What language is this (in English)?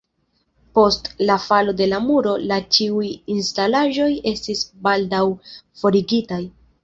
Esperanto